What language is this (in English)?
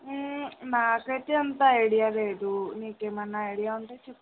Telugu